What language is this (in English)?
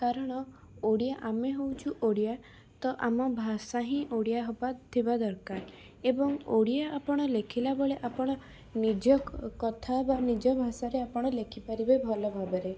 Odia